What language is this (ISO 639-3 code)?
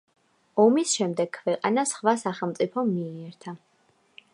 kat